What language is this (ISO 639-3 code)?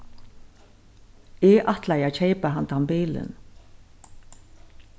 fao